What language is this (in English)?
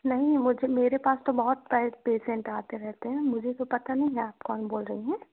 Hindi